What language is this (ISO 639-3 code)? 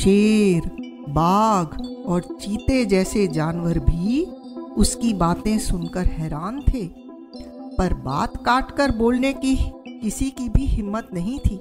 hin